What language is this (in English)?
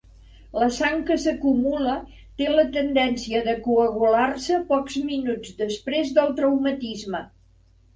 Catalan